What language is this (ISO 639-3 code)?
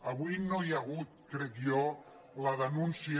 cat